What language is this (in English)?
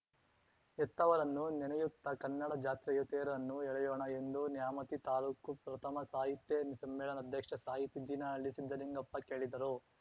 Kannada